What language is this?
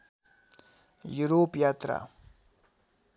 Nepali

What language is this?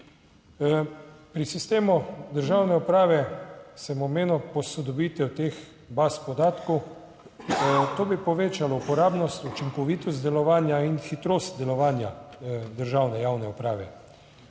Slovenian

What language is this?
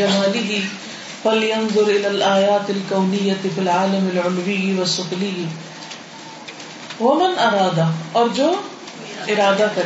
Urdu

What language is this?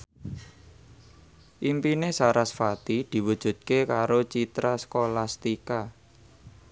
Javanese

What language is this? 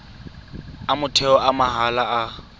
Tswana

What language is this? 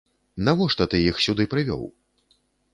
Belarusian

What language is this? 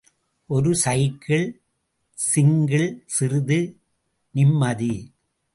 Tamil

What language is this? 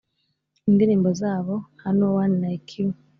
Kinyarwanda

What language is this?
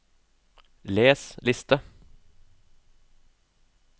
Norwegian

